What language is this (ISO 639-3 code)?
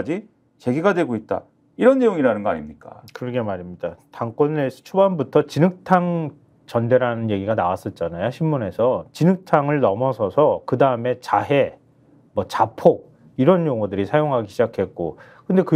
kor